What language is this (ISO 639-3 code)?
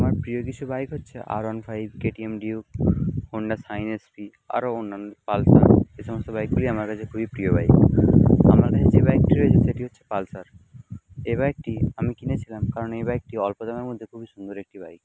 ben